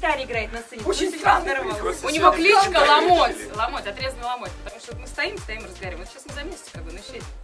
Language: Russian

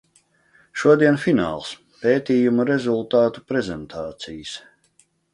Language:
Latvian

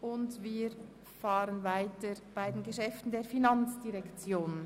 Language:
Swiss German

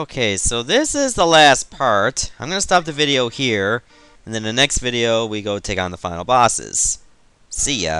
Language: English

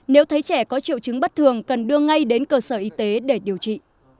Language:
Vietnamese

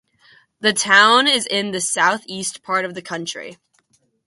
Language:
English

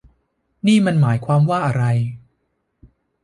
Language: Thai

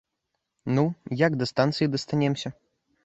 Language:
Belarusian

